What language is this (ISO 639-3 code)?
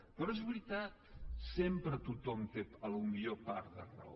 cat